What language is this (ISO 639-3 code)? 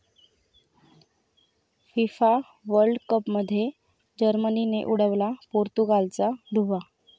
mar